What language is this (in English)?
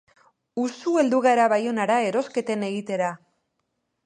Basque